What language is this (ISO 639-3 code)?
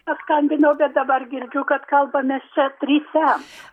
lit